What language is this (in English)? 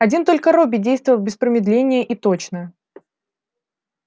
Russian